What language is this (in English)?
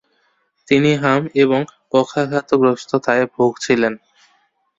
Bangla